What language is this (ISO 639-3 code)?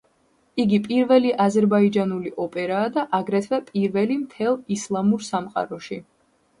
kat